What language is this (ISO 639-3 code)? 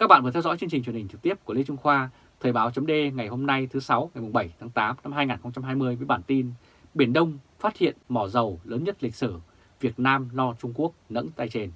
vie